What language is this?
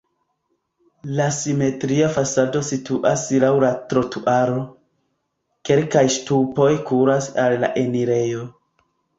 Esperanto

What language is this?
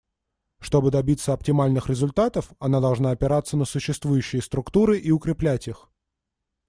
Russian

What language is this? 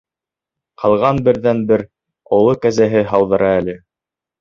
Bashkir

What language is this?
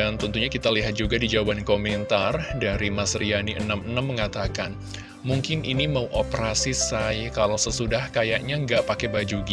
Indonesian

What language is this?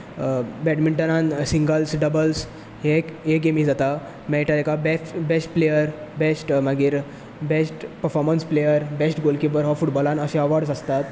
Konkani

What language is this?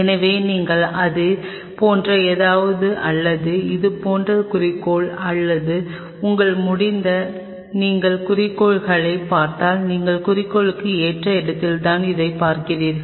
Tamil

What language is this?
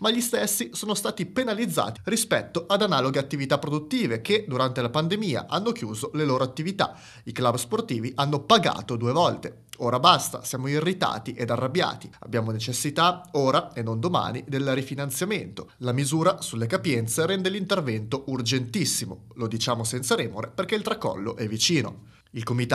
Italian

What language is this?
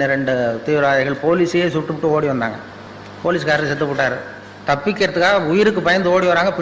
Tamil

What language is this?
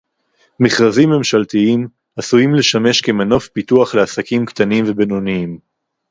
Hebrew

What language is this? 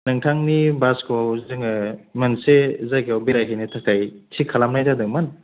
Bodo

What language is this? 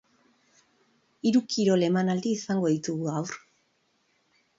Basque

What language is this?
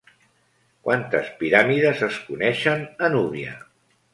Catalan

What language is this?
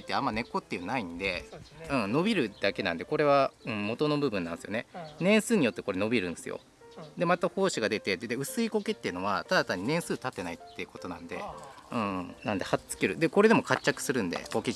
Japanese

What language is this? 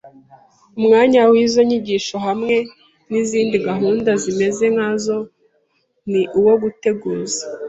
Kinyarwanda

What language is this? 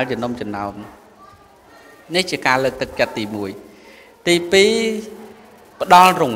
Vietnamese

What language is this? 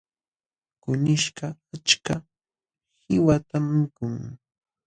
Jauja Wanca Quechua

